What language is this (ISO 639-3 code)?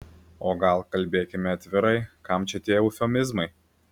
lit